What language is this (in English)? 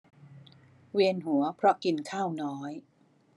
Thai